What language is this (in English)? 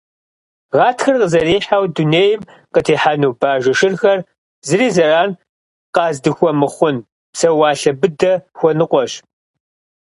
Kabardian